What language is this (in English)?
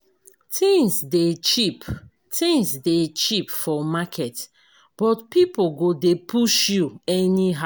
Nigerian Pidgin